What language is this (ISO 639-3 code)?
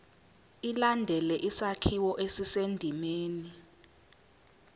zul